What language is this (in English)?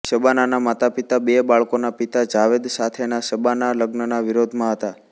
Gujarati